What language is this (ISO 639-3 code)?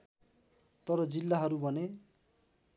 nep